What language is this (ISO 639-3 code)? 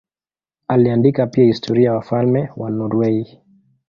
swa